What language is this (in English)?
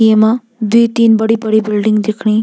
Garhwali